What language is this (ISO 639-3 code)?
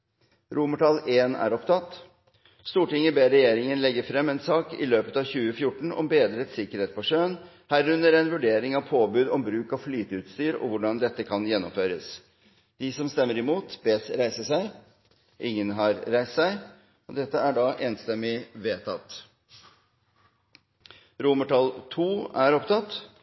nor